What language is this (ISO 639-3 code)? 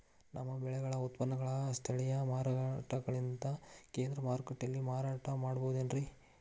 kan